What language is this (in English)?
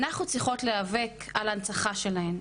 Hebrew